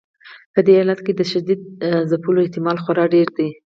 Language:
Pashto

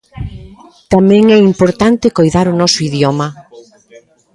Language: Galician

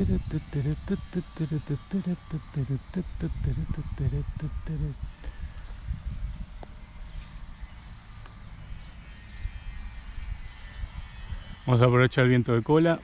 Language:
Spanish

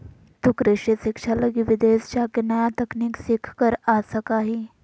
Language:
Magahi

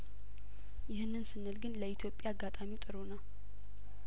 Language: Amharic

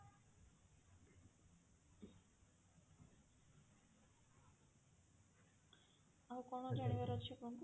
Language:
Odia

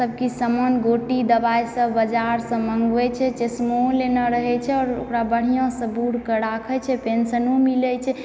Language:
Maithili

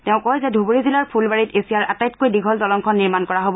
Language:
Assamese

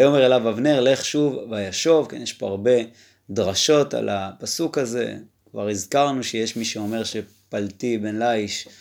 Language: Hebrew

